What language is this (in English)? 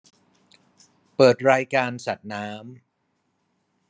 Thai